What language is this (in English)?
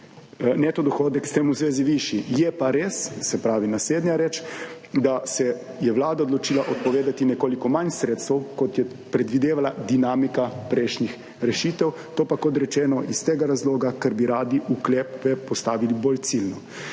Slovenian